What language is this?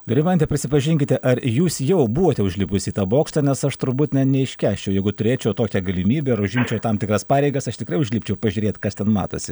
Lithuanian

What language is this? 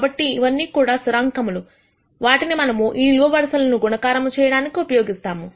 Telugu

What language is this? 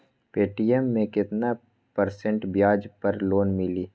Magahi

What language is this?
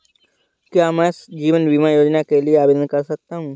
Hindi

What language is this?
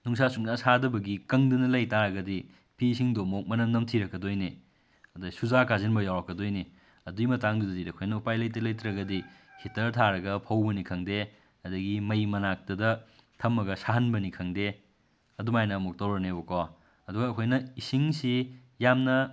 Manipuri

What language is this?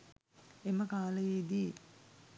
Sinhala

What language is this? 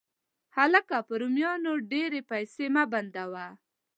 Pashto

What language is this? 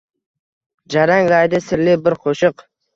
Uzbek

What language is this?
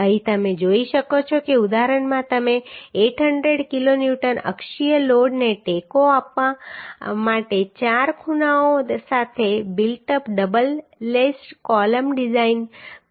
Gujarati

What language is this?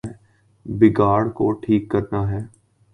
Urdu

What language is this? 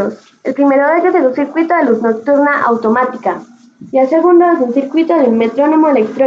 Spanish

